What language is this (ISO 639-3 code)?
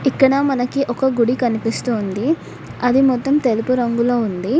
tel